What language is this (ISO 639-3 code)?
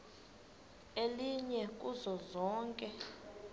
xho